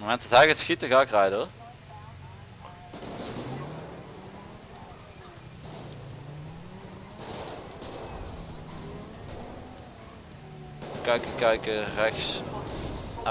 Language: Dutch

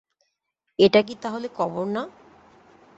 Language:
Bangla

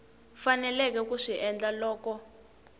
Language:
Tsonga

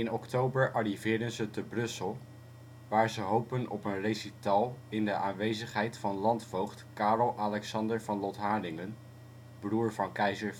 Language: Dutch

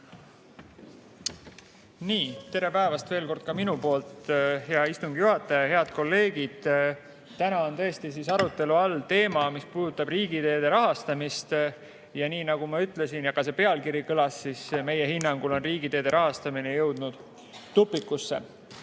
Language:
Estonian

